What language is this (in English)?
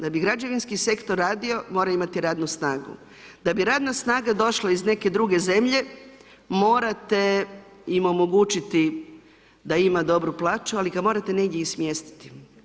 Croatian